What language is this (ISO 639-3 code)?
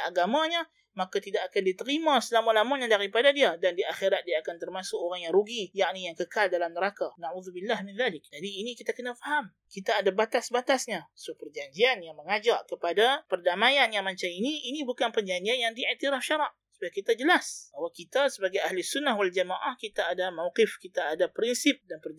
msa